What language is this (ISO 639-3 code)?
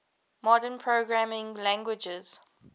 eng